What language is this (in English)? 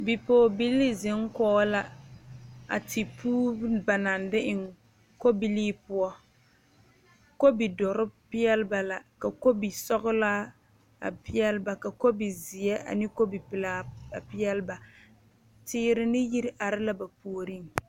Southern Dagaare